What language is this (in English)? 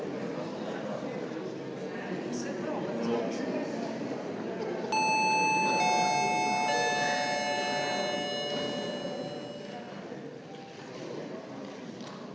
Slovenian